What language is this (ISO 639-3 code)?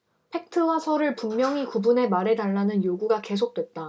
kor